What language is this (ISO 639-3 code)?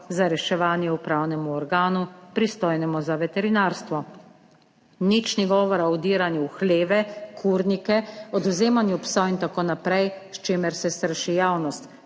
slv